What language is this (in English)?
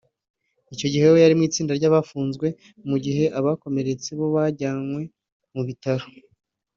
Kinyarwanda